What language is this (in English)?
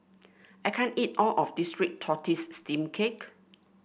English